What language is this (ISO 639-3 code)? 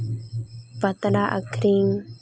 sat